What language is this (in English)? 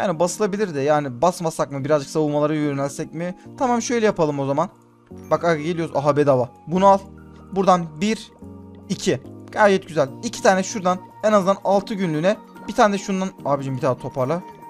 Turkish